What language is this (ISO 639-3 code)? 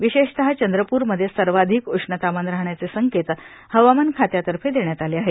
mar